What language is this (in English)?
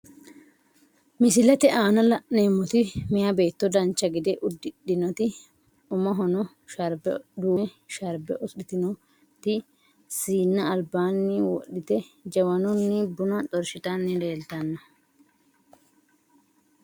Sidamo